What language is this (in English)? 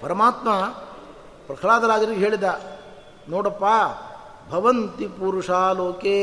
Kannada